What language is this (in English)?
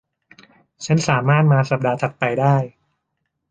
Thai